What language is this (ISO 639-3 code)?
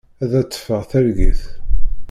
kab